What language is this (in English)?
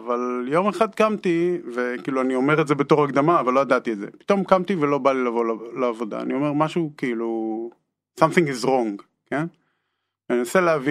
Hebrew